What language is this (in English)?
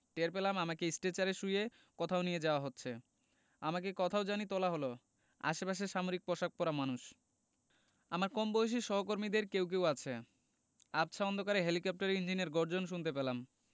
Bangla